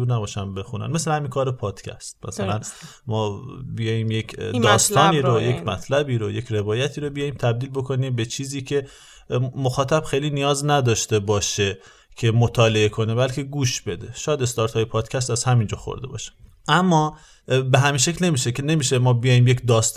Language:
Persian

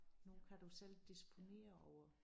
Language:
Danish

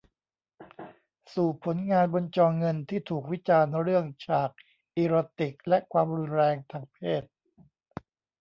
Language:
Thai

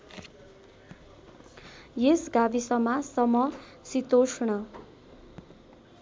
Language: Nepali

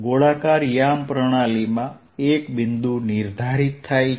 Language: Gujarati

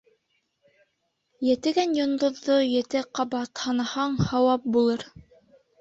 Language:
Bashkir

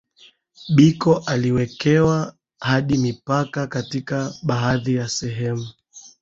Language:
Swahili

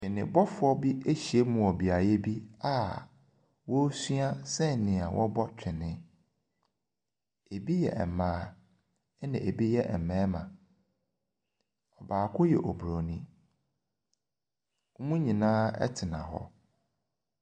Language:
Akan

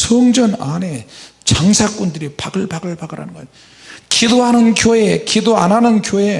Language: Korean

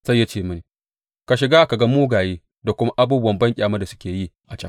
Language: Hausa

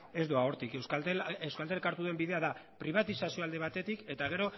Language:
Basque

